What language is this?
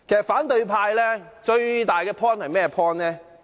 Cantonese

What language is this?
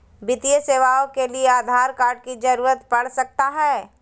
Magahi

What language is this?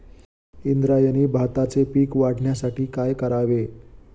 Marathi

